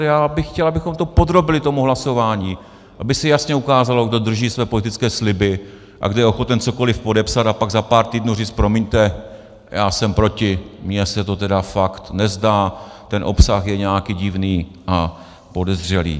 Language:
Czech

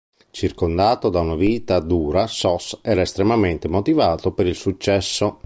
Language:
Italian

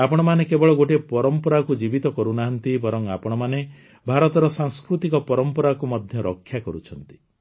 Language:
Odia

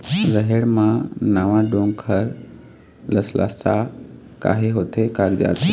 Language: Chhattisgarhi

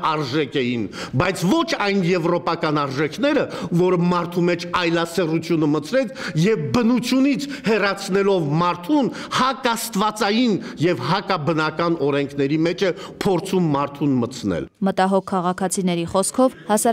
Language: Romanian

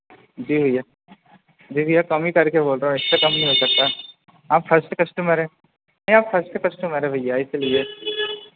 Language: Hindi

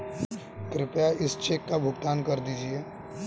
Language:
Hindi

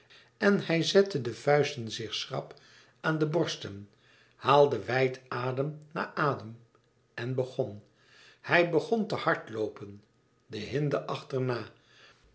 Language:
Dutch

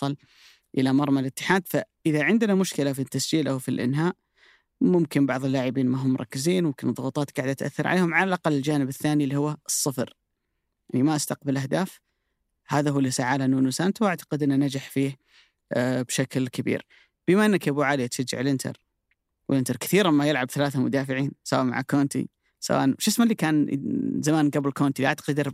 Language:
Arabic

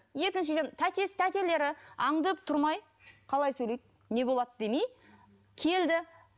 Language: Kazakh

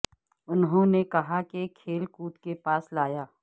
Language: Urdu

